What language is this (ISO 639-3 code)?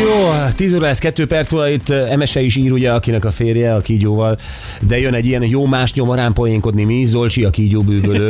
hun